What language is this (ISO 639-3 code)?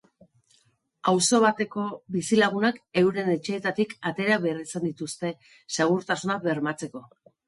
eus